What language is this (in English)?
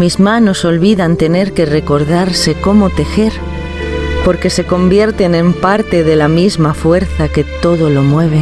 Spanish